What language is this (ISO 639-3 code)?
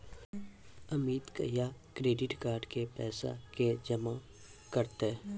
mai